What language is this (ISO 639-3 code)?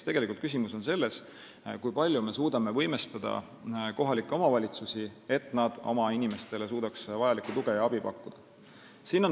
est